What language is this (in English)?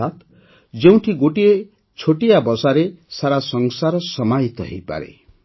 Odia